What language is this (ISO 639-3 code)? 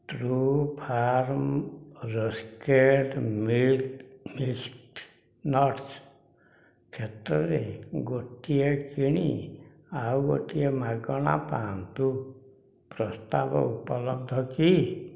ori